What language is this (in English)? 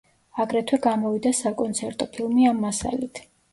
Georgian